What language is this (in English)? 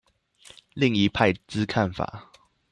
Chinese